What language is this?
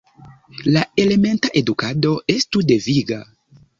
Esperanto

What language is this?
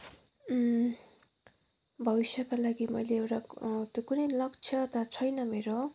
Nepali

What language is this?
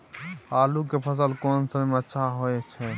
Maithili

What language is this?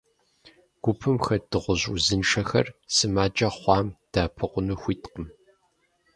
Kabardian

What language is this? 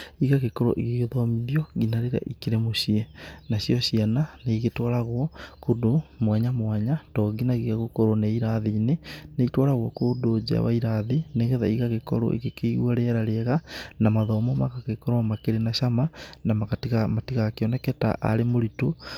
Kikuyu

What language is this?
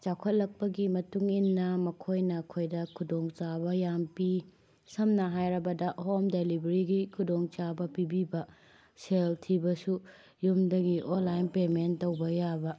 Manipuri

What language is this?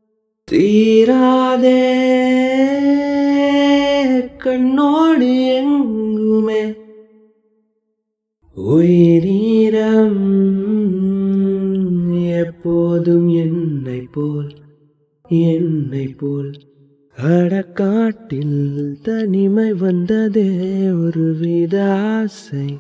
Tamil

